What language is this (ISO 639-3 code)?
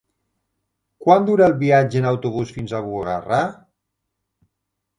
cat